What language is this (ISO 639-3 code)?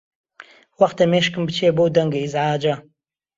ckb